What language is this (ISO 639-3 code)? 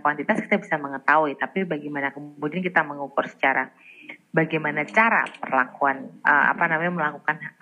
ind